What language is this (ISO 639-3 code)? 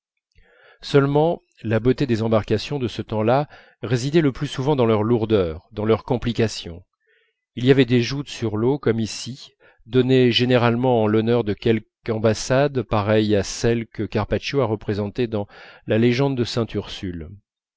fra